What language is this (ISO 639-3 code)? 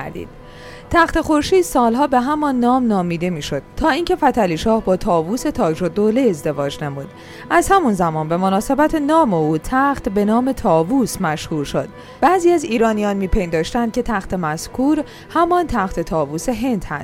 fas